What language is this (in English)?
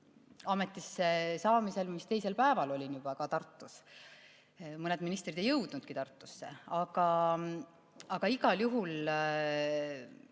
Estonian